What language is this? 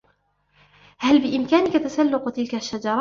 Arabic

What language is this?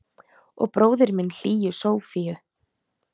Icelandic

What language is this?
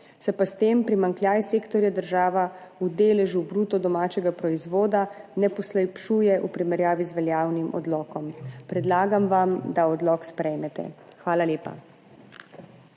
Slovenian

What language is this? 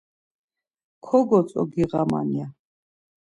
Laz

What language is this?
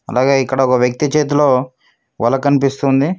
Telugu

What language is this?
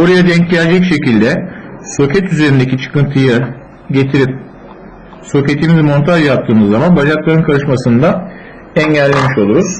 Turkish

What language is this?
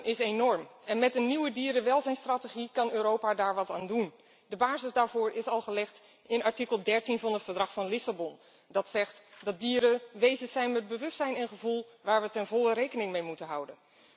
Dutch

